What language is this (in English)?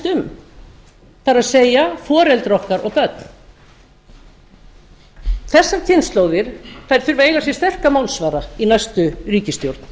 Icelandic